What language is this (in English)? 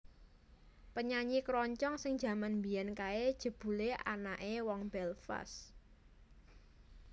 Javanese